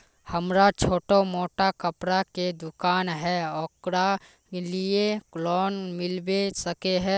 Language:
Magahi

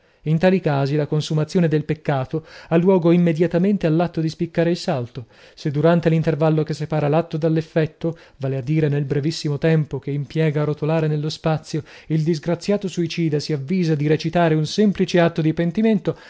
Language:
Italian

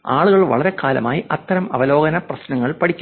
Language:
Malayalam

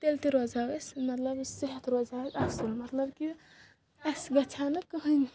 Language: Kashmiri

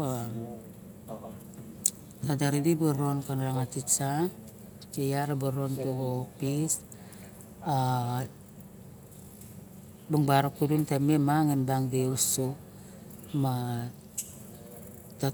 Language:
Barok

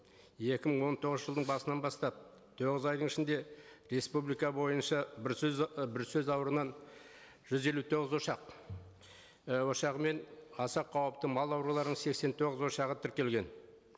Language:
Kazakh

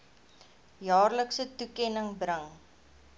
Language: Afrikaans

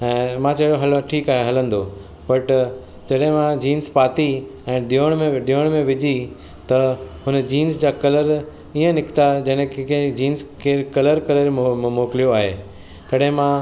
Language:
Sindhi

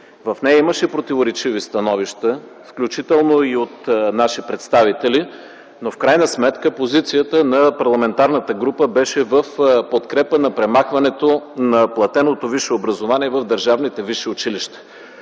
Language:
Bulgarian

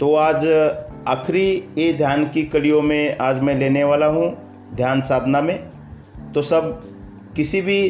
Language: Hindi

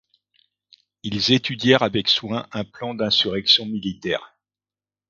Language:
French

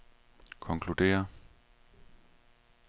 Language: Danish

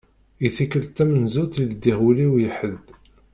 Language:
Kabyle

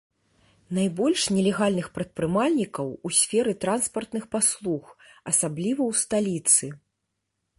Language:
Belarusian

